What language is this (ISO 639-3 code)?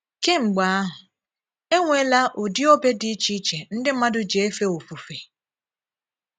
ibo